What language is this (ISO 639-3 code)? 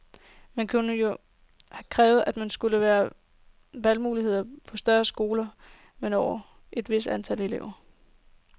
dan